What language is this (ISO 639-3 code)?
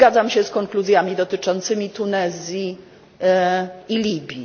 pol